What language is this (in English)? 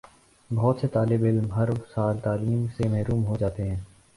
Urdu